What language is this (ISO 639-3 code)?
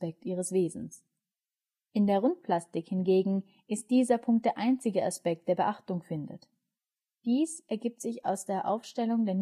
deu